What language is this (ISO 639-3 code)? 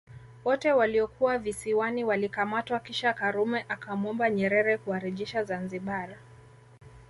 swa